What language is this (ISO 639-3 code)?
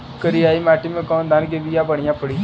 bho